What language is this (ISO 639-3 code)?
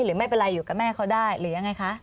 tha